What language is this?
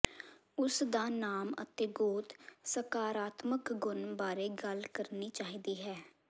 Punjabi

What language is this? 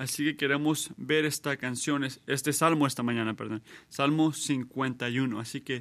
Spanish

